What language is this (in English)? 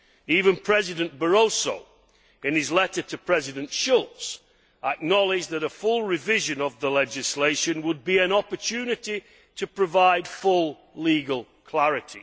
English